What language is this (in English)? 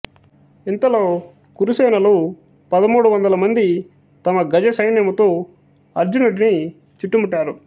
Telugu